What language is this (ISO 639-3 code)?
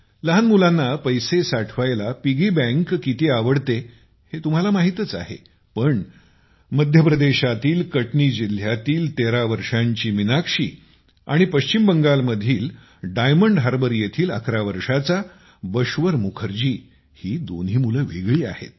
mar